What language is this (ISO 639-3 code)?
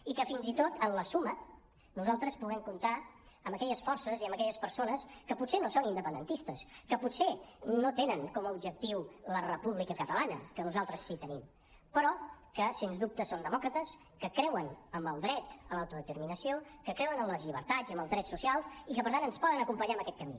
cat